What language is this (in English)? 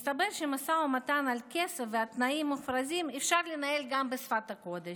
Hebrew